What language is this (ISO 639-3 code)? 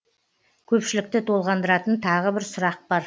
kaz